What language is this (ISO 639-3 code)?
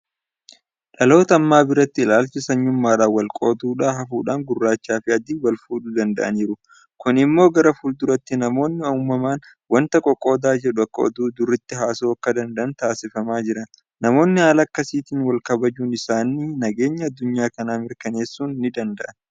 orm